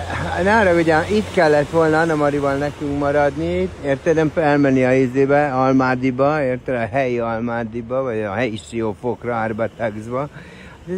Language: Hungarian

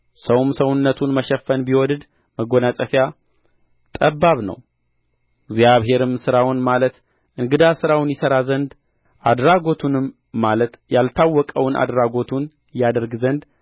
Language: Amharic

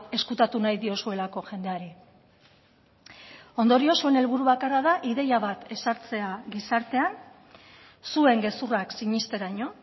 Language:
Basque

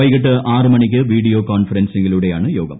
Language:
Malayalam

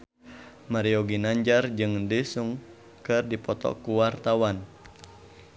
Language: Sundanese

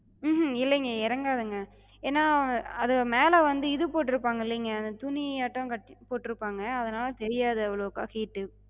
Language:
Tamil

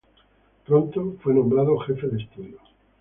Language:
Spanish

